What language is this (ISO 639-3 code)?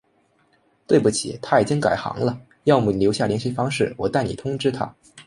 zho